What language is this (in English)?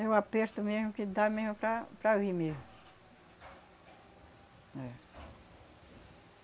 Portuguese